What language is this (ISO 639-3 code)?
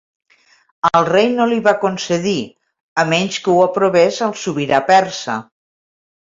cat